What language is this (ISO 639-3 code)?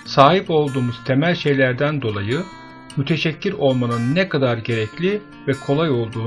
tur